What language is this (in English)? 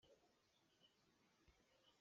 Hakha Chin